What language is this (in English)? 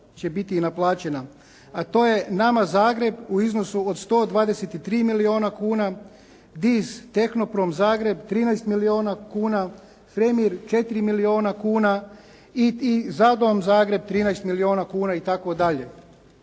Croatian